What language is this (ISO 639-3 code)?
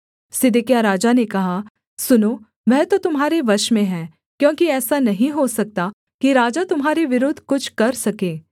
hin